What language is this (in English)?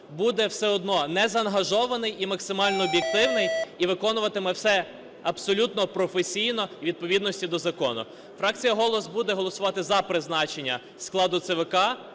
Ukrainian